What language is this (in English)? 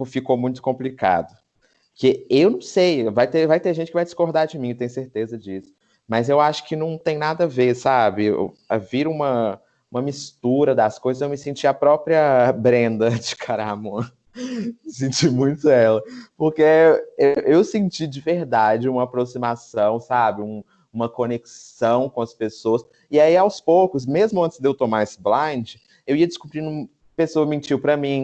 Portuguese